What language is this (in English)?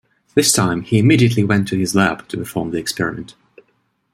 English